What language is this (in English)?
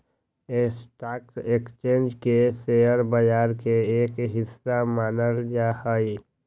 Magahi